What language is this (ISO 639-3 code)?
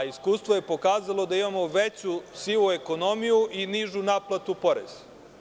srp